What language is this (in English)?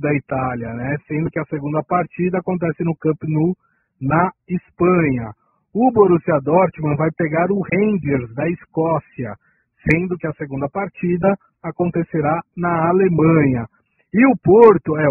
Portuguese